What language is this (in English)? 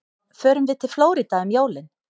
Icelandic